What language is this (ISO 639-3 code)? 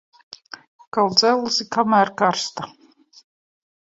lav